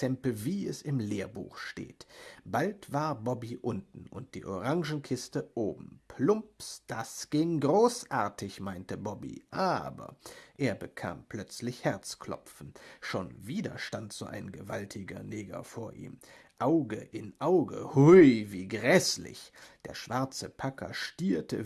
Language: German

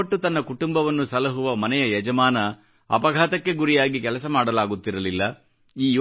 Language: Kannada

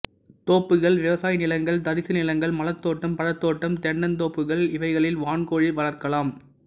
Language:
Tamil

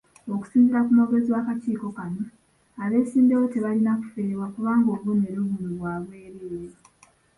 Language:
Ganda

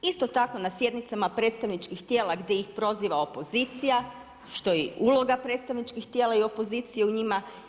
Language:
Croatian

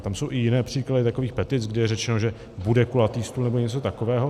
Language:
Czech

